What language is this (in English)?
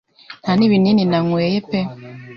Kinyarwanda